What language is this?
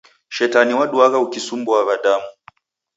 Taita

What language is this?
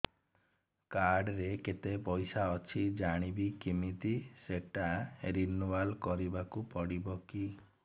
Odia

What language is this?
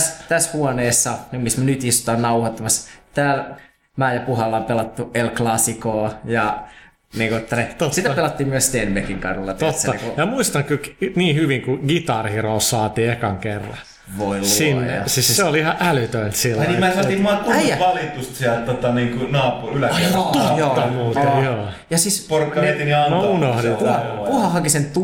Finnish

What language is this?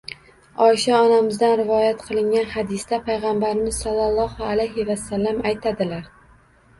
Uzbek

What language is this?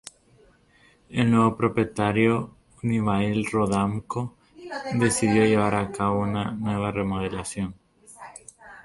Spanish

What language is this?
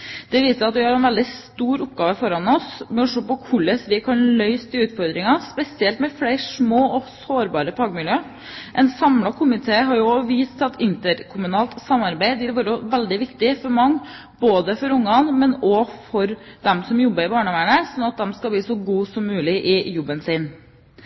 Norwegian Bokmål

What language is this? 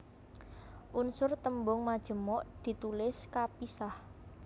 Javanese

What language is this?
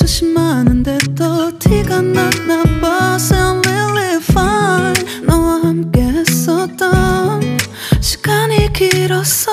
Korean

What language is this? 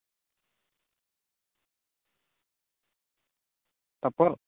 Santali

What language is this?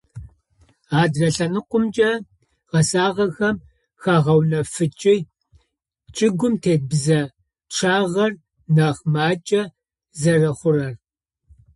Adyghe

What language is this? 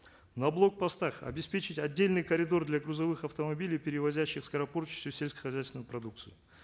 Kazakh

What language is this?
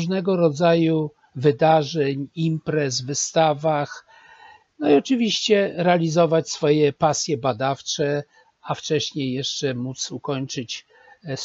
Polish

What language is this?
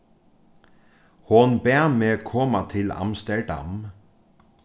Faroese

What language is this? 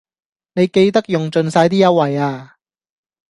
Cantonese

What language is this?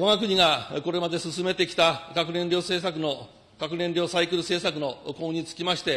Japanese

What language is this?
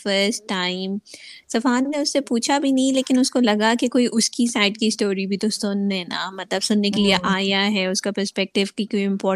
Urdu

